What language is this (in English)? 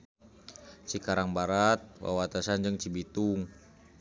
Sundanese